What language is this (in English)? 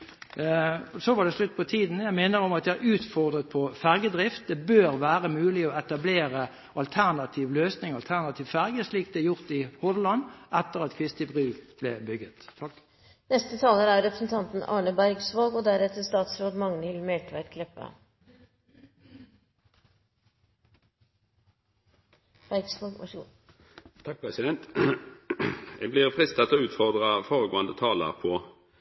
Norwegian